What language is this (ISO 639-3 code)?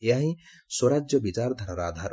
ori